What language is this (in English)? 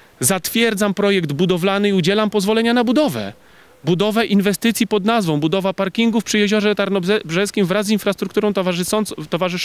Polish